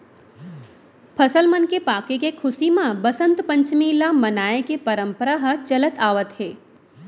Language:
Chhattisgarhi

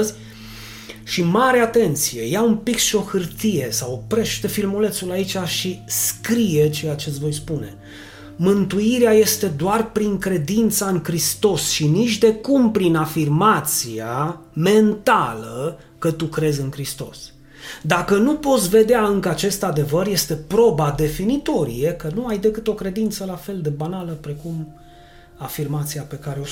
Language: Romanian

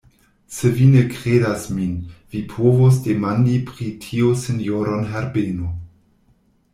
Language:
Esperanto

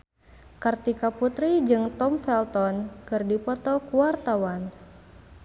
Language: Sundanese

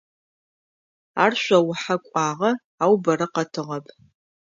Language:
Adyghe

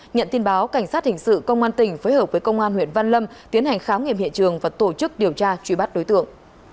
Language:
Vietnamese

